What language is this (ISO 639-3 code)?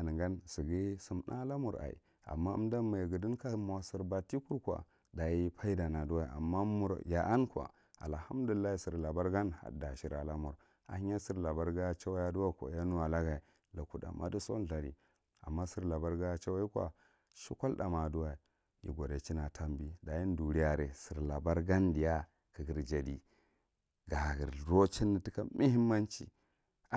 mrt